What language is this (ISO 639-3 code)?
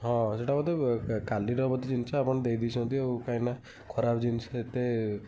ori